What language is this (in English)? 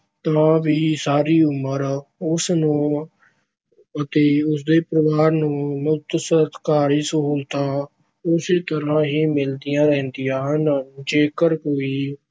Punjabi